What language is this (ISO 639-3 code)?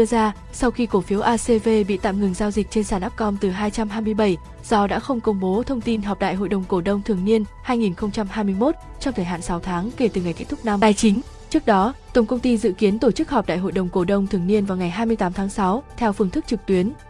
vie